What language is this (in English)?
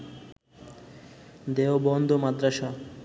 Bangla